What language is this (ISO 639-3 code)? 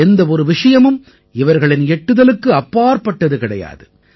tam